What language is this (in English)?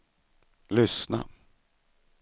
Swedish